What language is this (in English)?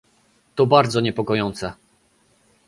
Polish